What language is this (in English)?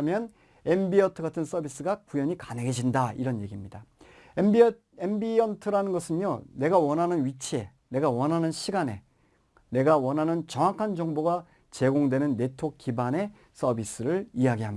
Korean